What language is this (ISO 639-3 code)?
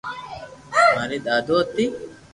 lrk